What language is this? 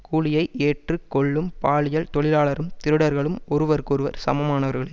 Tamil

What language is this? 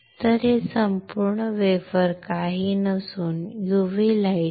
Marathi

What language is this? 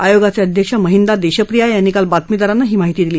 Marathi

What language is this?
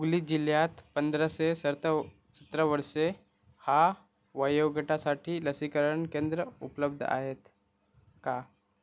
Marathi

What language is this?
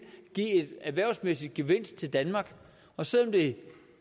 Danish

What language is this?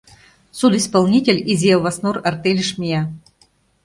Mari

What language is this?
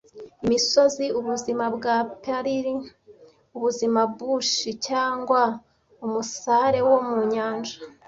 Kinyarwanda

